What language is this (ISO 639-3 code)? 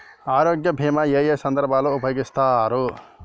tel